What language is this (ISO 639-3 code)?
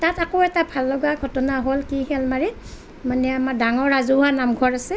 asm